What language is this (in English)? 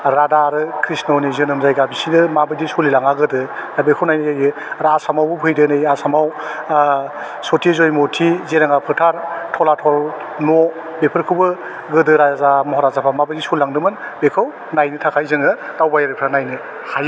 Bodo